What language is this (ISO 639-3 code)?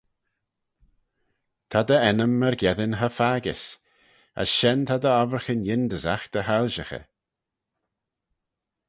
glv